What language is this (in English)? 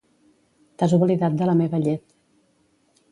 Catalan